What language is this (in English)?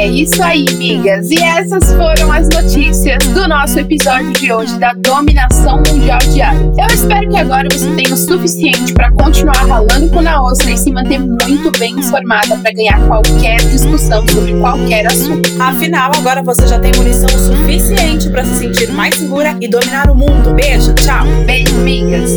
Portuguese